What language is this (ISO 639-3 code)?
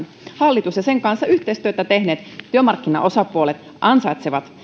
fin